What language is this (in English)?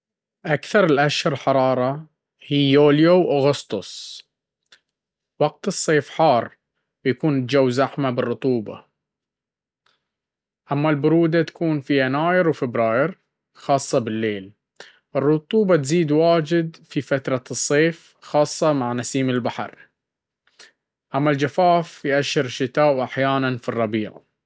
Baharna Arabic